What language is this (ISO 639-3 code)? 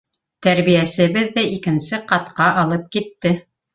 bak